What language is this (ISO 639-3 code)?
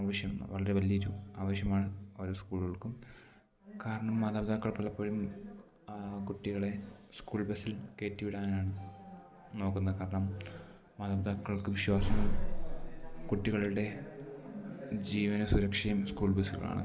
mal